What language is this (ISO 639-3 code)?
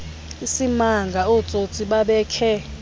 xho